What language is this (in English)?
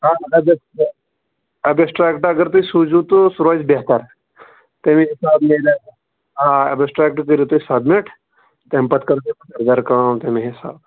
Kashmiri